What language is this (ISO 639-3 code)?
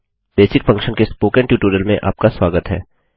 hin